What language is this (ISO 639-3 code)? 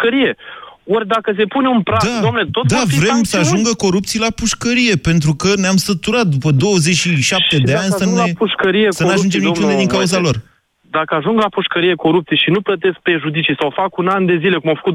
ron